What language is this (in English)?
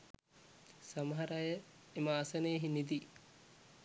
Sinhala